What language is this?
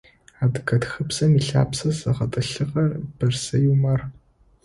Adyghe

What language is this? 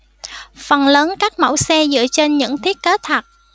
Vietnamese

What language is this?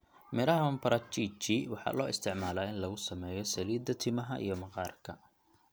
Somali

